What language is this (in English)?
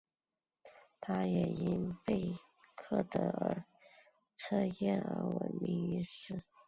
Chinese